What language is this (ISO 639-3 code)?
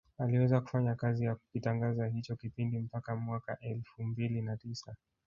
swa